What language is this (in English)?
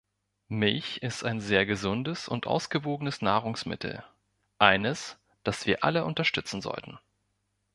German